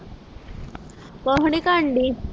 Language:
Punjabi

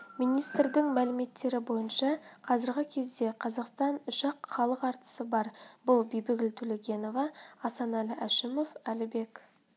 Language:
Kazakh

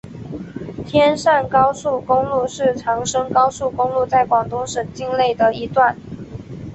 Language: Chinese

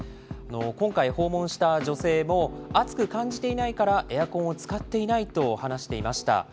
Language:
Japanese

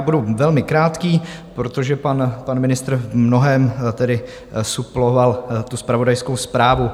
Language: Czech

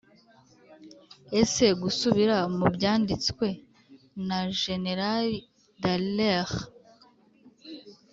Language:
Kinyarwanda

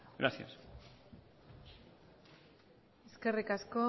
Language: Basque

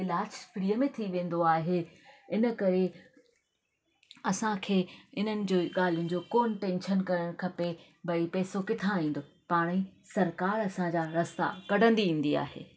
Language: Sindhi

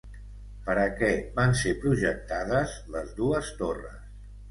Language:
Catalan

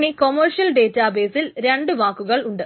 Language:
Malayalam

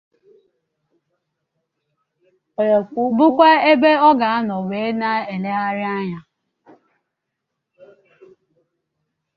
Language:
Igbo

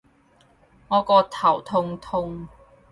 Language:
Cantonese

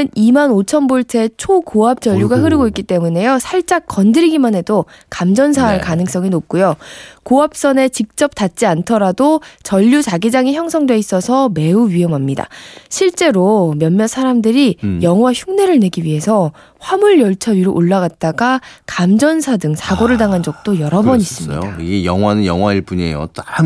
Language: Korean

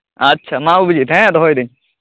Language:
Santali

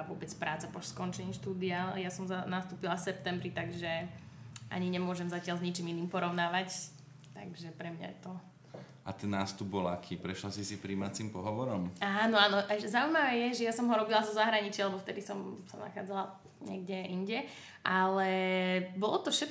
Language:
Slovak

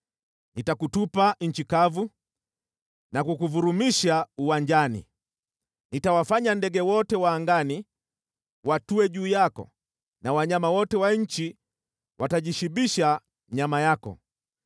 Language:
Swahili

